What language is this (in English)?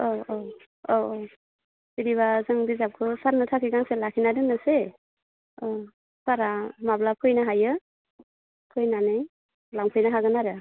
Bodo